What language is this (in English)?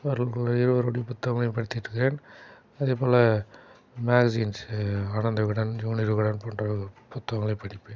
Tamil